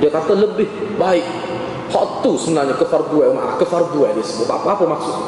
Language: Malay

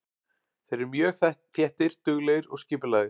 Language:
Icelandic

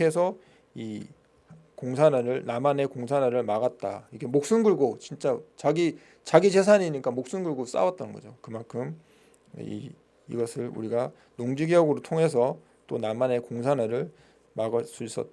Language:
Korean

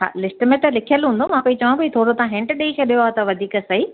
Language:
Sindhi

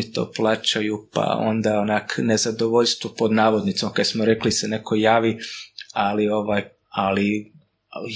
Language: Croatian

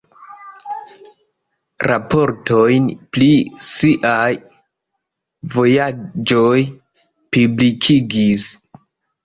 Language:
Esperanto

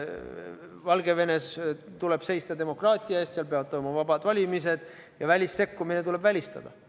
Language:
Estonian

